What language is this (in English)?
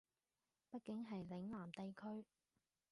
Cantonese